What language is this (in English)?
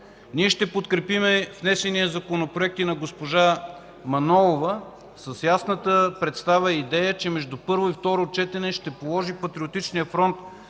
Bulgarian